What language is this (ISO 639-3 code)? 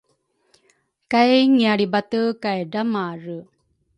dru